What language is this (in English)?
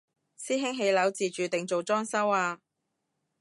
Cantonese